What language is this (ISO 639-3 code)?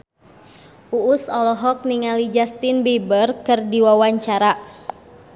sun